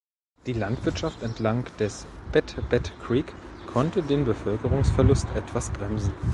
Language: German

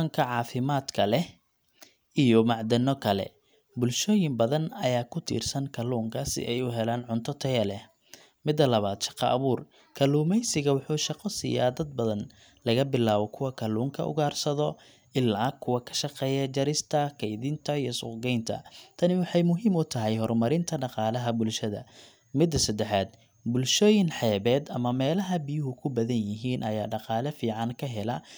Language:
Somali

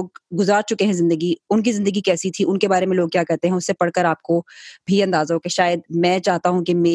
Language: Urdu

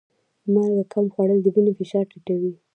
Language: Pashto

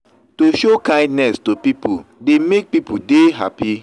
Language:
Nigerian Pidgin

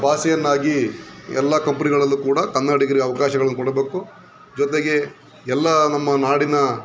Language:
Kannada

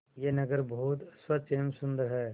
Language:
Hindi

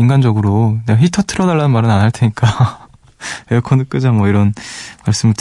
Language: Korean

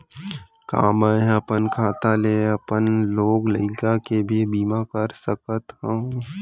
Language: Chhattisgarhi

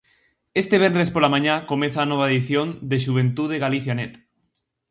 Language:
Galician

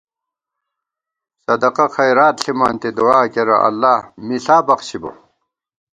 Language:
Gawar-Bati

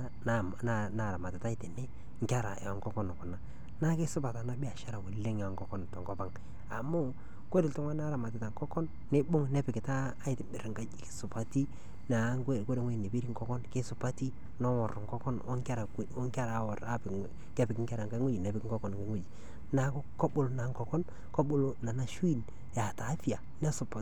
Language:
Masai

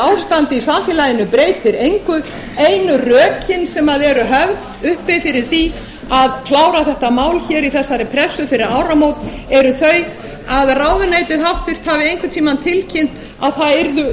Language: Icelandic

